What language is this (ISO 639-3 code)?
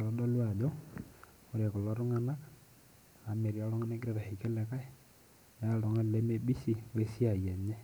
mas